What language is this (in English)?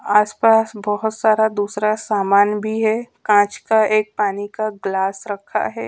Hindi